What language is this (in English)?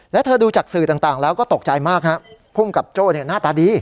Thai